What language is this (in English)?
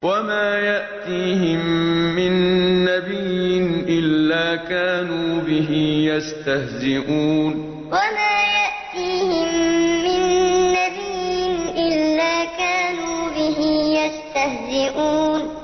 Arabic